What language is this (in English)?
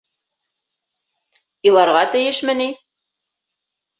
Bashkir